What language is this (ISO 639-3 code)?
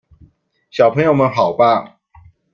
zho